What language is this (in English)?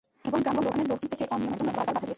Bangla